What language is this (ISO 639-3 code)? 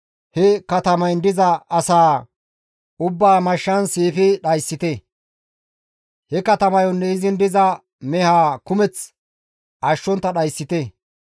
gmv